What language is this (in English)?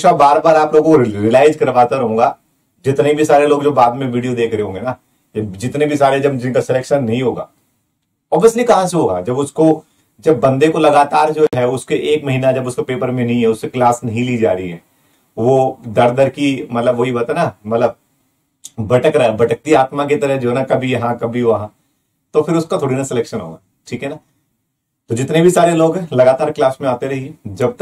Hindi